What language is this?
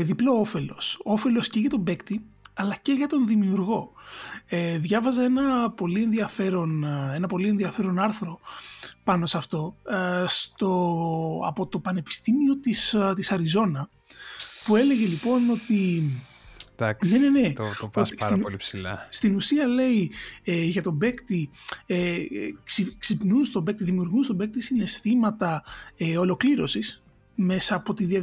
Greek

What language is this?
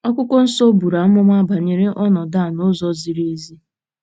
Igbo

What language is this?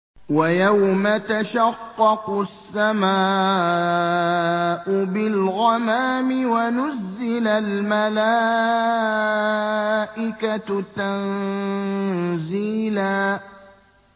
Arabic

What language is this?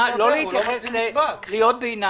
Hebrew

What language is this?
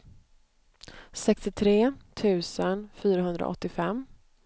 Swedish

